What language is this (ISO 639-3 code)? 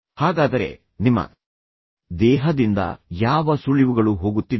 kan